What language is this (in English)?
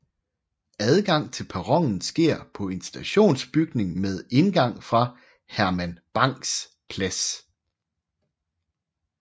Danish